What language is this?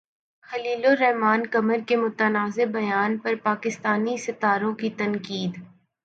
Urdu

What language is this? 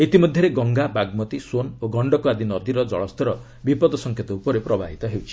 Odia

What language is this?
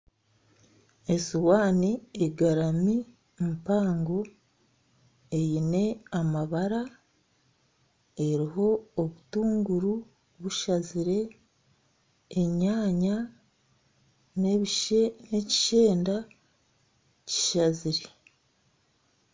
Nyankole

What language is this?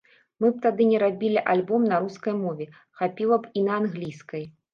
Belarusian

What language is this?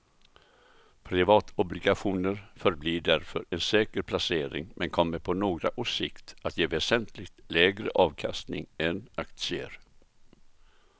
Swedish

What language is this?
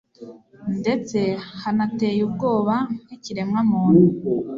Kinyarwanda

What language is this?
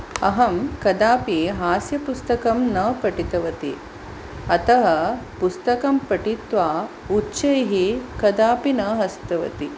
Sanskrit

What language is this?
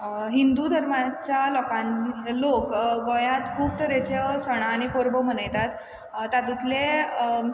Konkani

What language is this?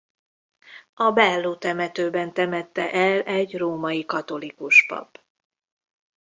Hungarian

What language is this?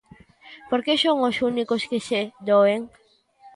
Galician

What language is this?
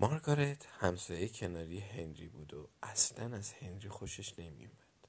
Persian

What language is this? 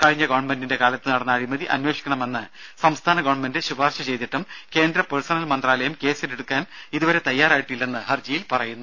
Malayalam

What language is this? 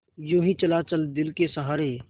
Hindi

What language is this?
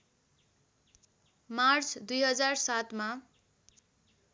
Nepali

